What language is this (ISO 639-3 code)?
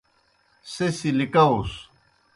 plk